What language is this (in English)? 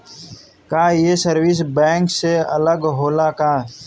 Bhojpuri